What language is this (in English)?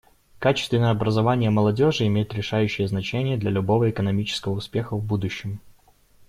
Russian